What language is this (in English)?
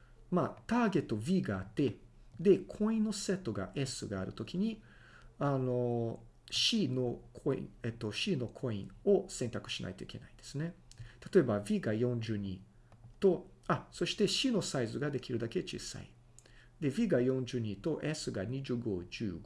Japanese